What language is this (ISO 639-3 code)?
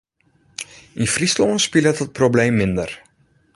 fry